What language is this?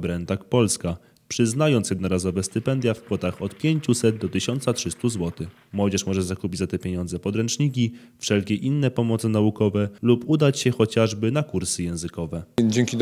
Polish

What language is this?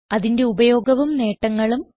Malayalam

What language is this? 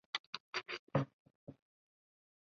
Chinese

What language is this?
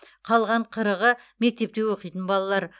Kazakh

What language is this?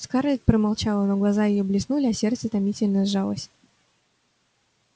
Russian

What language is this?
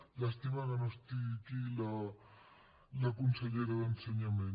Catalan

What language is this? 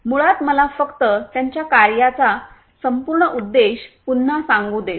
Marathi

